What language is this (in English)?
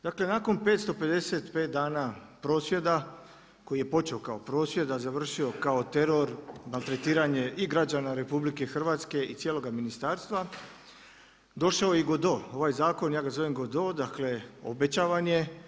Croatian